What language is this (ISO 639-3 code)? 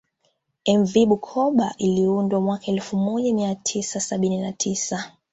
swa